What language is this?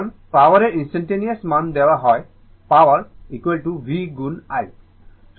Bangla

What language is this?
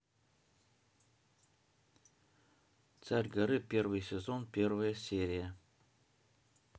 Russian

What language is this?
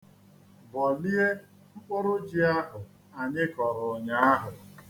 Igbo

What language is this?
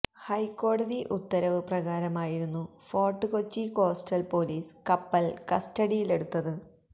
Malayalam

